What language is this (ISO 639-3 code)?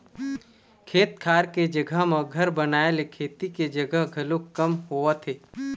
hne